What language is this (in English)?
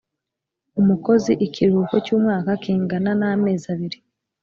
Kinyarwanda